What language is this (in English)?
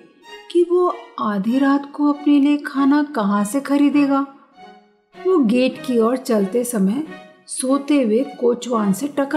Hindi